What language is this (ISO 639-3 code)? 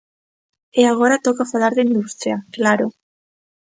glg